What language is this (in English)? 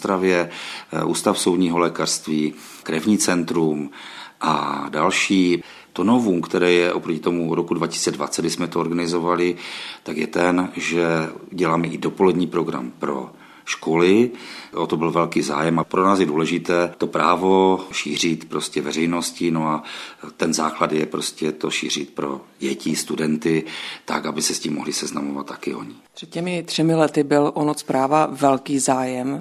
Czech